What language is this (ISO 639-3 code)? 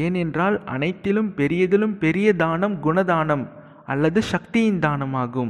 tam